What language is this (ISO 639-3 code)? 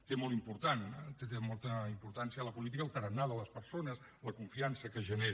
cat